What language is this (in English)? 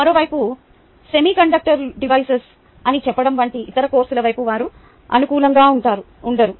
Telugu